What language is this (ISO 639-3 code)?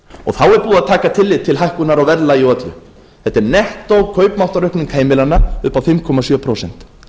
isl